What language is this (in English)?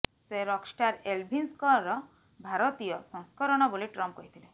Odia